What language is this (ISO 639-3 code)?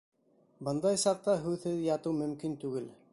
bak